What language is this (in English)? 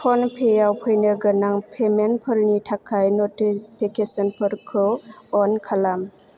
Bodo